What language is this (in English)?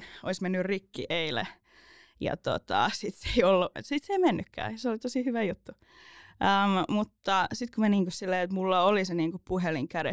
Finnish